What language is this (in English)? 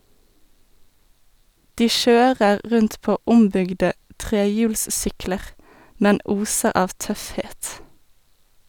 Norwegian